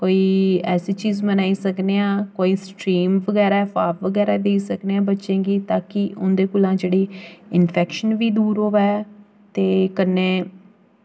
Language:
Dogri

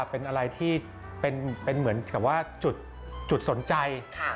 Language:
Thai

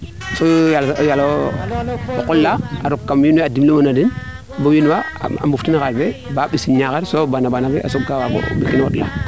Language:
Serer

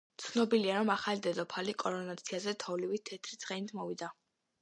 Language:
Georgian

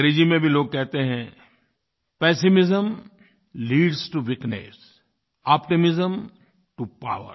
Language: Hindi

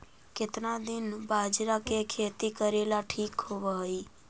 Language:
Magahi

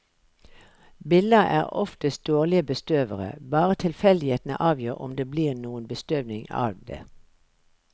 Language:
Norwegian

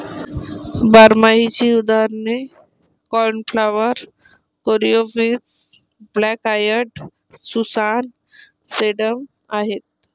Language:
Marathi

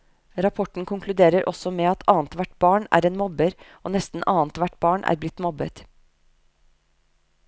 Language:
Norwegian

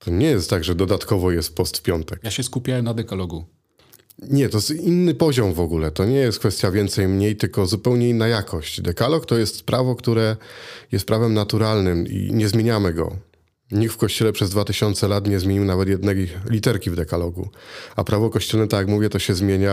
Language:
Polish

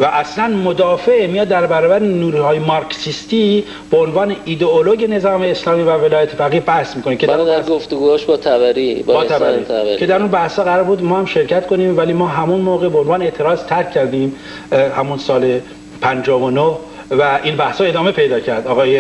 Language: Persian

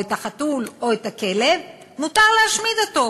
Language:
Hebrew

